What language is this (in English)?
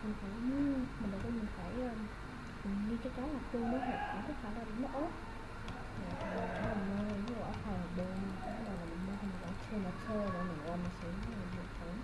Vietnamese